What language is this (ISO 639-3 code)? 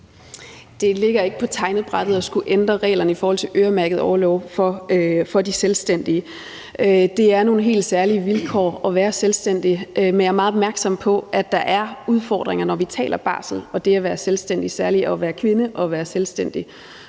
dan